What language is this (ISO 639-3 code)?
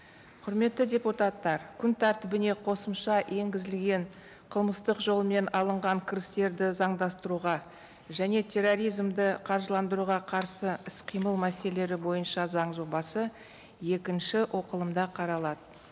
kaz